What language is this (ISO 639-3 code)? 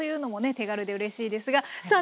jpn